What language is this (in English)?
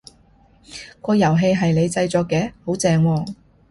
Cantonese